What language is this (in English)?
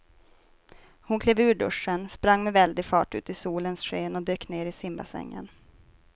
Swedish